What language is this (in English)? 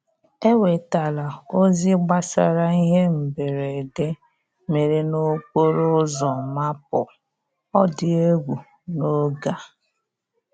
Igbo